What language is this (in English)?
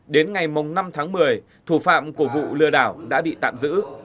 Vietnamese